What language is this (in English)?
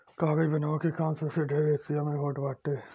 Bhojpuri